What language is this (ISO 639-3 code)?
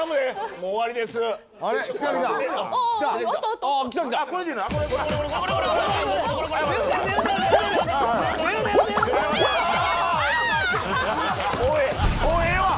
jpn